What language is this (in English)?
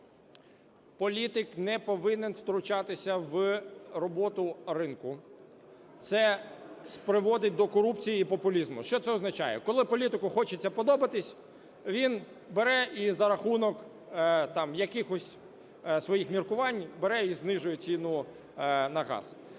Ukrainian